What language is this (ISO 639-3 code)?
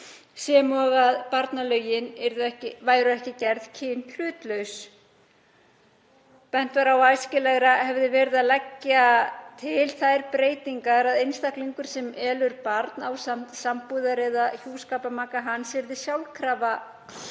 isl